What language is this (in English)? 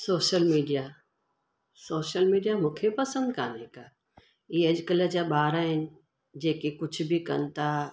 Sindhi